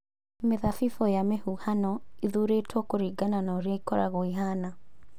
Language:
Kikuyu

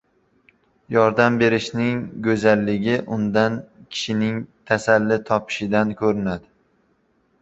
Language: Uzbek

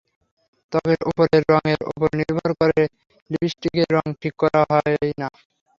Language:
Bangla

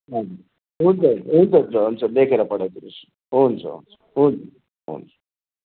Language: Nepali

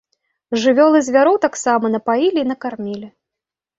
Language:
Belarusian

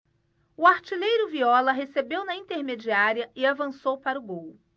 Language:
Portuguese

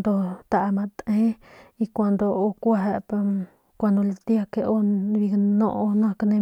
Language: Northern Pame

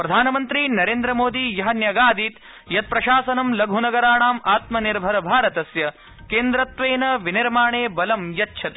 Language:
Sanskrit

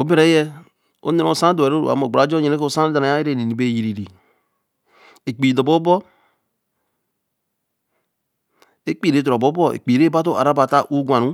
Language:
Eleme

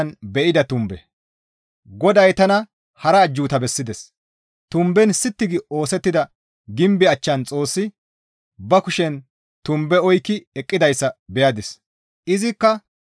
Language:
Gamo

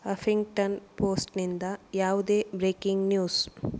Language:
Kannada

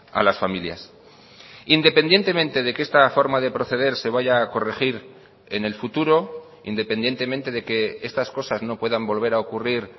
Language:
Spanish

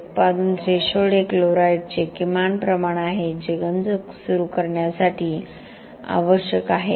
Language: Marathi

